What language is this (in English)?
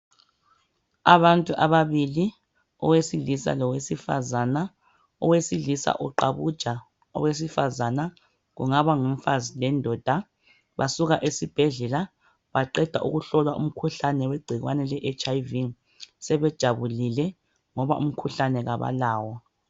North Ndebele